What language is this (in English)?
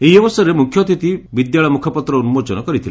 Odia